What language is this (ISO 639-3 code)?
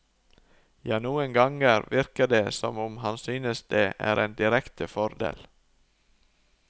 nor